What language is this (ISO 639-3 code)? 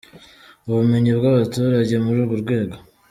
kin